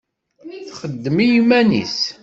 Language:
Kabyle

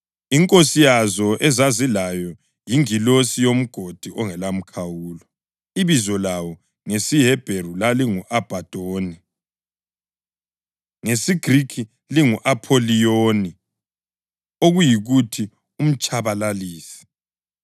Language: North Ndebele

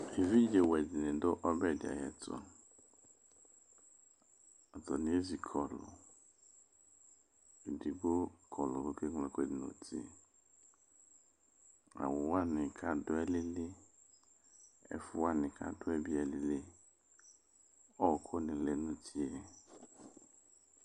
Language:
Ikposo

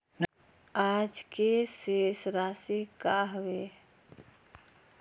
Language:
Chhattisgarhi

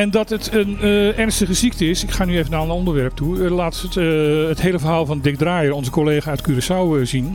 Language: Dutch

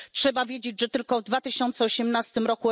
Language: Polish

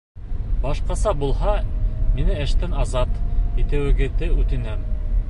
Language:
Bashkir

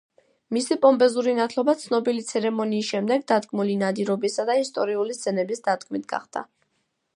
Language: Georgian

